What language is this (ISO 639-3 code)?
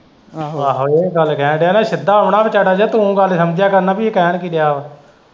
pan